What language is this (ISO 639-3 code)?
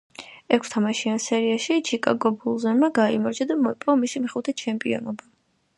kat